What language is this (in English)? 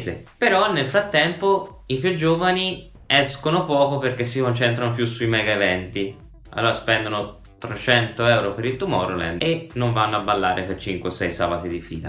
Italian